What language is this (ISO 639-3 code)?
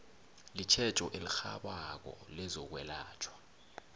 nbl